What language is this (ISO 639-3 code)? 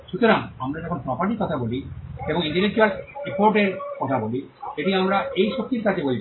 ben